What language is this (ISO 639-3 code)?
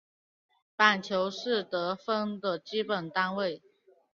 zho